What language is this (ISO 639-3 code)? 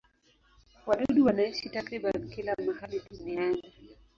swa